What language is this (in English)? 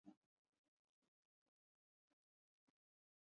Urdu